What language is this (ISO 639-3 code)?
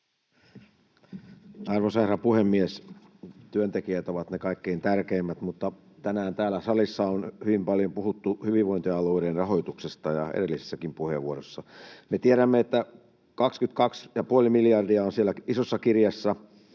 fin